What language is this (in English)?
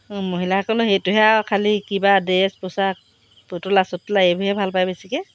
Assamese